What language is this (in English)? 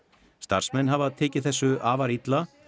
Icelandic